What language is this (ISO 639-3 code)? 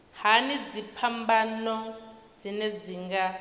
ven